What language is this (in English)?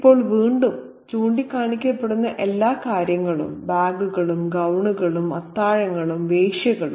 Malayalam